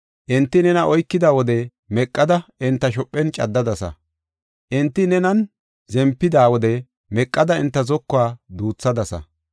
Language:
Gofa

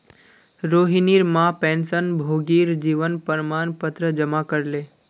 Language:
Magahi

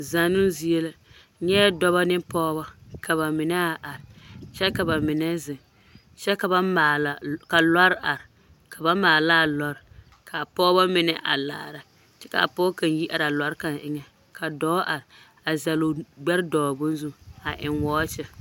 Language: Southern Dagaare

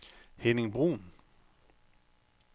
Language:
Danish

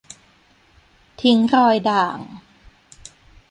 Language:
Thai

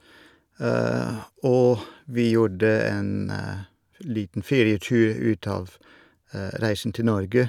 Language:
Norwegian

